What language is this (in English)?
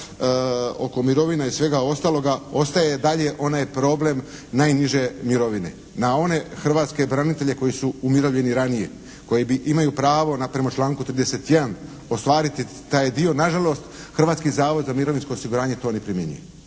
Croatian